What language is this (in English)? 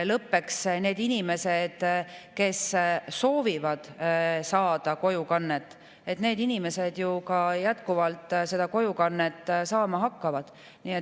Estonian